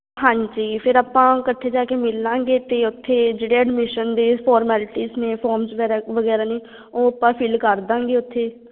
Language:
Punjabi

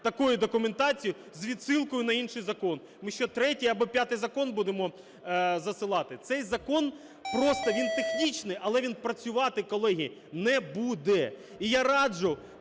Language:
Ukrainian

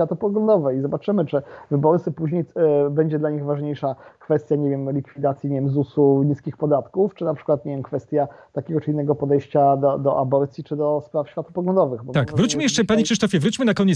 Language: Polish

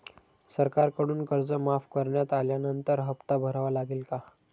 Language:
Marathi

